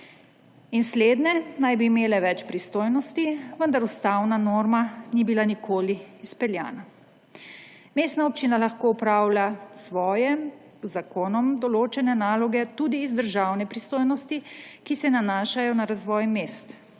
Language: Slovenian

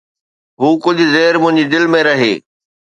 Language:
Sindhi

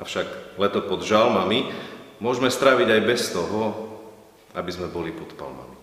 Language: Slovak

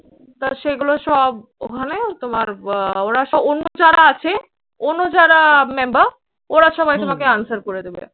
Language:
Bangla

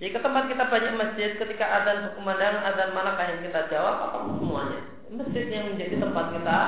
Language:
Indonesian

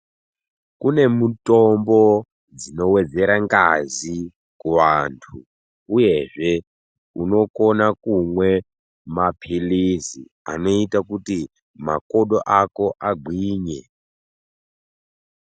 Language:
Ndau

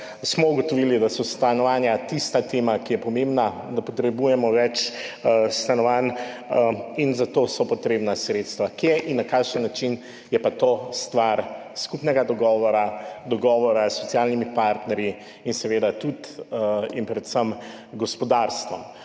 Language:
Slovenian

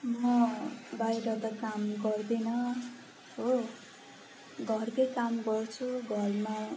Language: Nepali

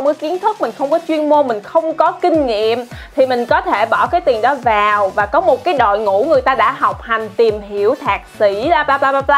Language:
Vietnamese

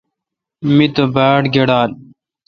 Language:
Kalkoti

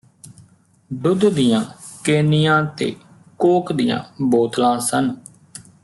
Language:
Punjabi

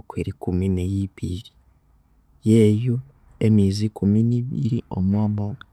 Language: Konzo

